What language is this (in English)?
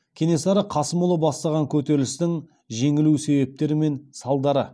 Kazakh